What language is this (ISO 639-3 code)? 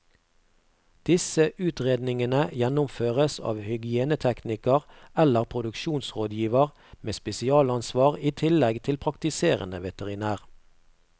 nor